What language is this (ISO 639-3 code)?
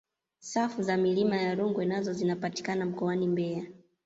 swa